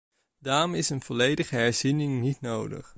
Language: Dutch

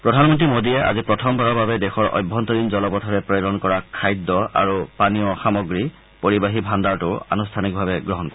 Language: Assamese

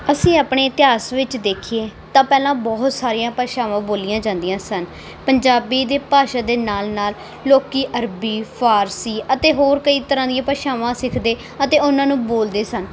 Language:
Punjabi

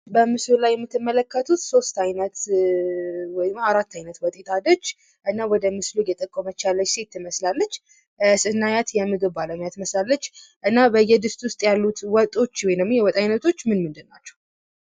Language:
Amharic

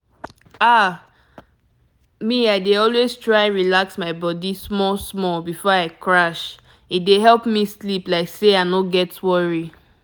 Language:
Nigerian Pidgin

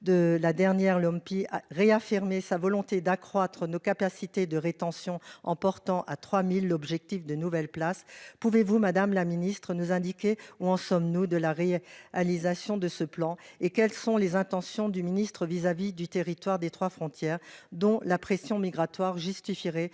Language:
French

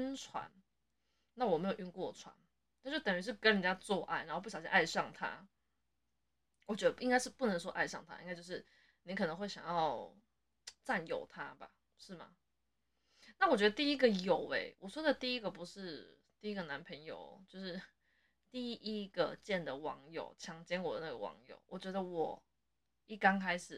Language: Chinese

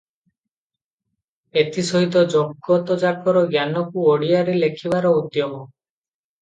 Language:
Odia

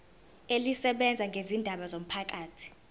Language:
Zulu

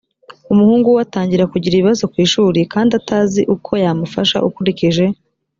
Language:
Kinyarwanda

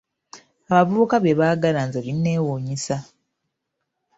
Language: Ganda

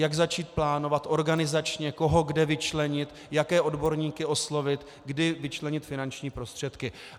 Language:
Czech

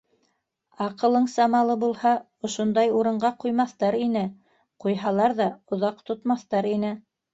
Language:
Bashkir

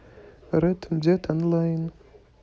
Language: Russian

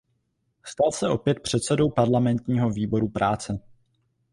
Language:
Czech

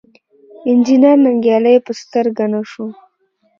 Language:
Pashto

